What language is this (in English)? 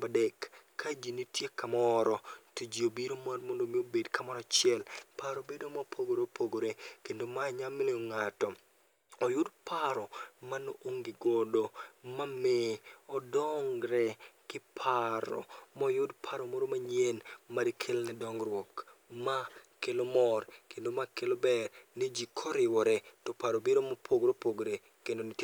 Luo (Kenya and Tanzania)